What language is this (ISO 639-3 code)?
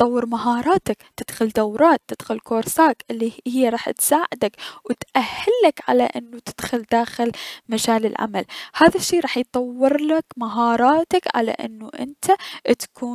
acm